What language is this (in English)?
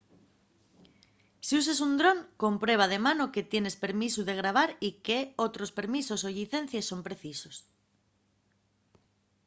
Asturian